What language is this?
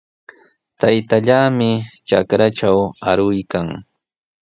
Sihuas Ancash Quechua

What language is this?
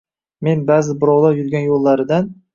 Uzbek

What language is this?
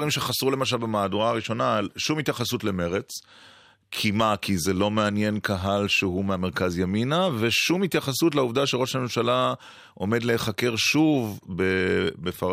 Hebrew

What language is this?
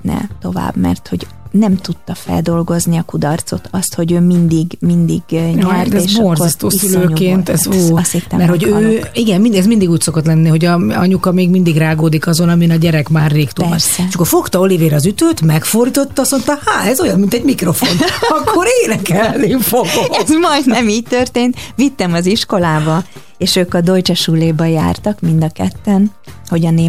Hungarian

